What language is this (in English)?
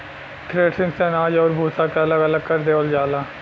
Bhojpuri